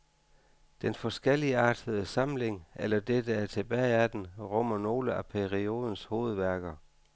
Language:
Danish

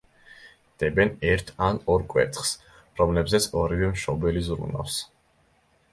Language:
Georgian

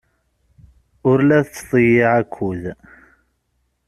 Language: Kabyle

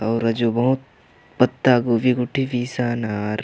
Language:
Kurukh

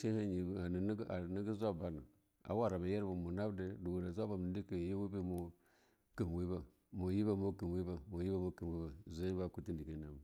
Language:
Longuda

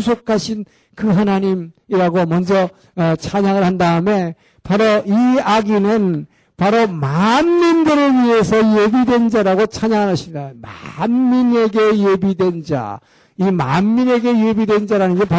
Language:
Korean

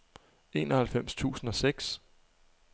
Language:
Danish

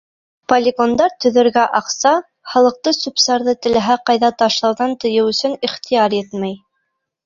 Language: Bashkir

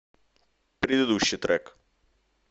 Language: Russian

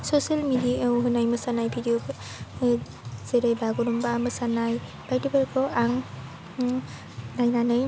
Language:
Bodo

